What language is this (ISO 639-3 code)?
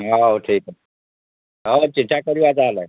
ori